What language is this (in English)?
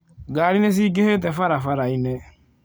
Kikuyu